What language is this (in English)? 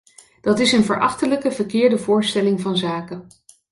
Dutch